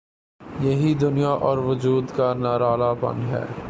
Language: Urdu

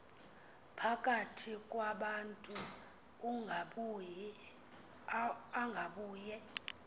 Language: Xhosa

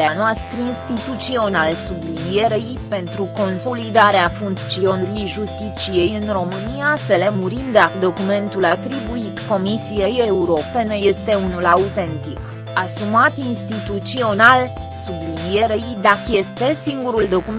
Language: Romanian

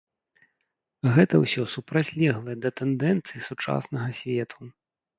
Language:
Belarusian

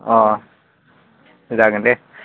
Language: Bodo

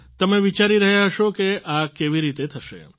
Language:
Gujarati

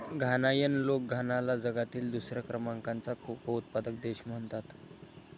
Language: Marathi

